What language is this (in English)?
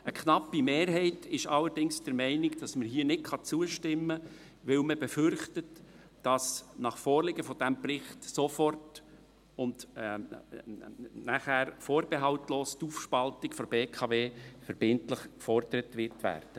Swiss German